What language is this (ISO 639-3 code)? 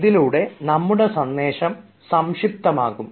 mal